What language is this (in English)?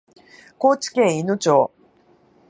Japanese